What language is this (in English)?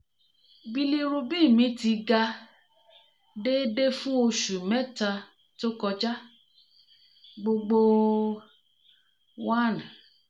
Yoruba